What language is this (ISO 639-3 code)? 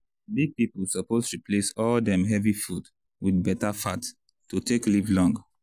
pcm